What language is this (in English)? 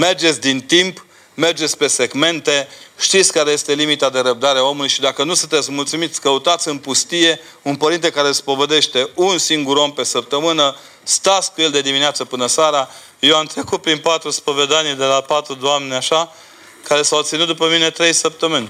Romanian